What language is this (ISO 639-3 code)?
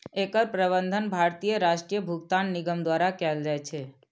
mai